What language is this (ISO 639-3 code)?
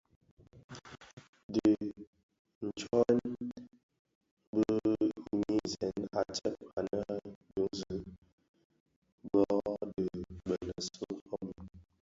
ksf